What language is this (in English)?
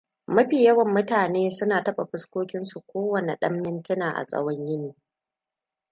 Hausa